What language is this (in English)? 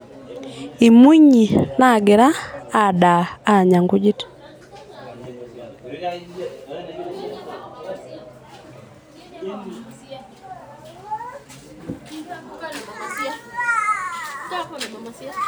Masai